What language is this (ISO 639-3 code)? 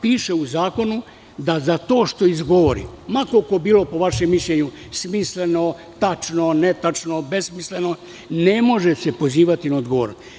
srp